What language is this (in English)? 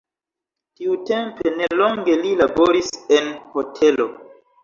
Esperanto